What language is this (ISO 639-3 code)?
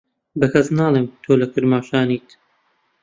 ckb